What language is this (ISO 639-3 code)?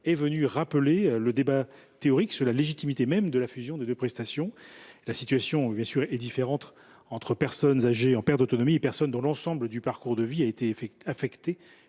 fra